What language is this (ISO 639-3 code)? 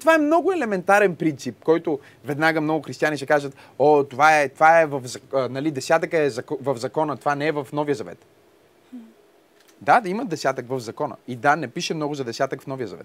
bul